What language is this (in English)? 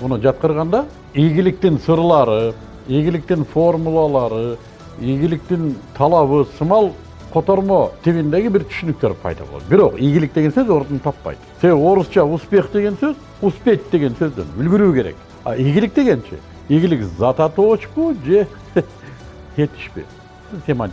Turkish